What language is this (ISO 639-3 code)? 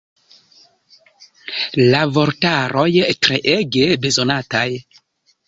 epo